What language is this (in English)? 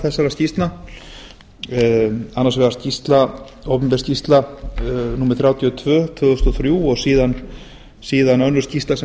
Icelandic